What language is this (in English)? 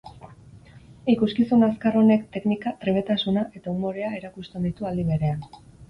Basque